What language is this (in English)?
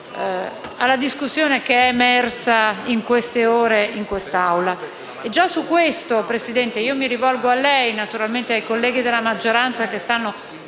Italian